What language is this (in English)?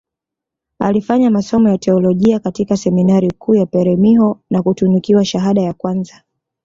Swahili